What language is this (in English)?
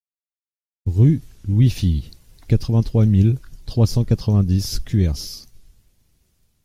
French